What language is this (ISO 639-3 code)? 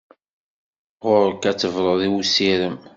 kab